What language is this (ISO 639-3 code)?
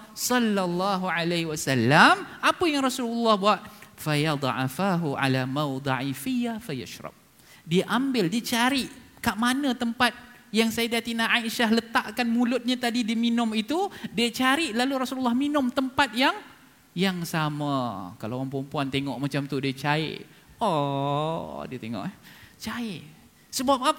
msa